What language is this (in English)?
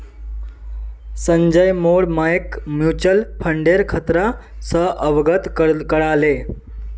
Magahi